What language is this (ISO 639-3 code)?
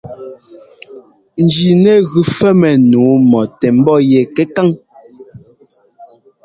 jgo